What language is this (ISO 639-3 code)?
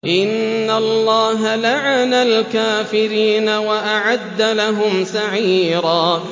ara